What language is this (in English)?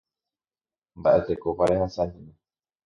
Guarani